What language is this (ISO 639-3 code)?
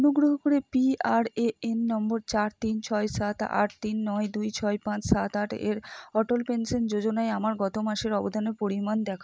ben